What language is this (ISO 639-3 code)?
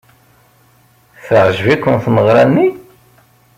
kab